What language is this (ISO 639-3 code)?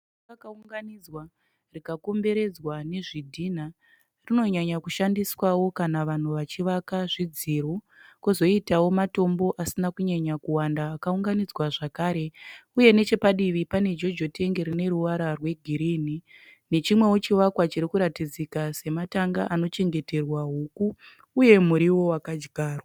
sna